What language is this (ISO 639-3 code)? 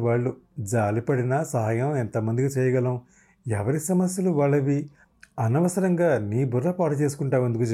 tel